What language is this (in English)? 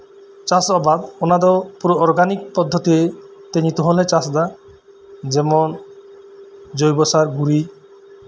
Santali